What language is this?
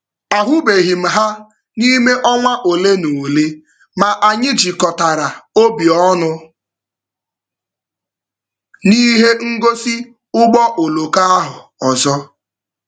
Igbo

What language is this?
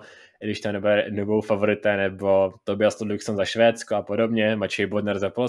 Czech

